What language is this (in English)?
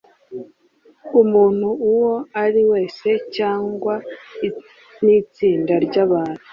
Kinyarwanda